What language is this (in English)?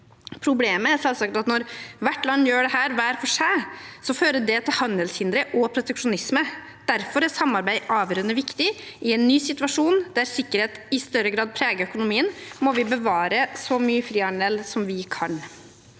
Norwegian